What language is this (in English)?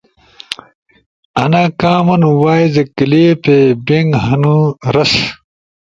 Ushojo